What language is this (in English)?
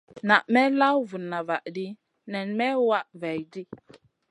Masana